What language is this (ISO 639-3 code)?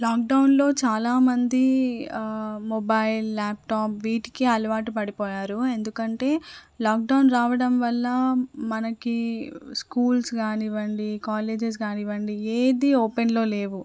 tel